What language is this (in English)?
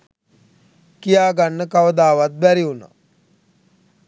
Sinhala